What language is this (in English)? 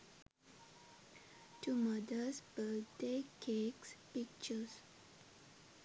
Sinhala